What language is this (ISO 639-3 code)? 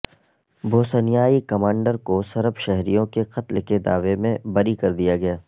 urd